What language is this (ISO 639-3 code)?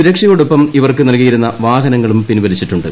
mal